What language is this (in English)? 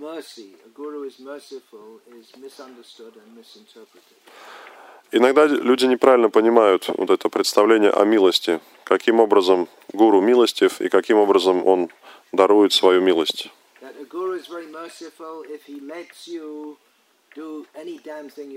Russian